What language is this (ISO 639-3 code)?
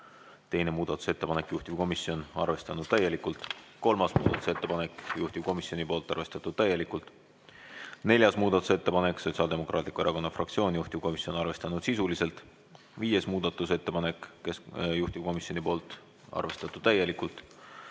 est